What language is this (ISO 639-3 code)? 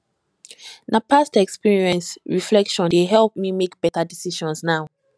pcm